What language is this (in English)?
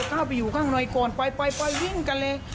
Thai